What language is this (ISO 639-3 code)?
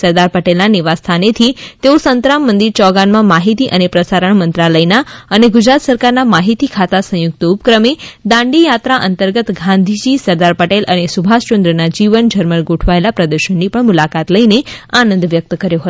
guj